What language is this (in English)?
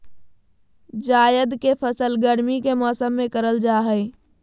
Magahi